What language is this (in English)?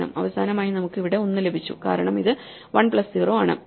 Malayalam